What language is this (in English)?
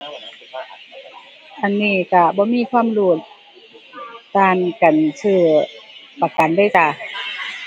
Thai